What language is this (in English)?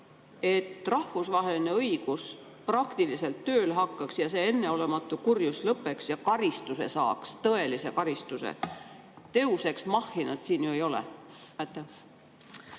Estonian